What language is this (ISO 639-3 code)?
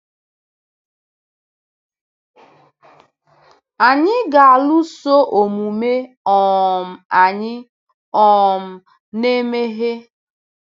ibo